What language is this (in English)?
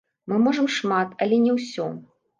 Belarusian